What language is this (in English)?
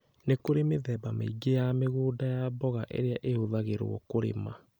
Kikuyu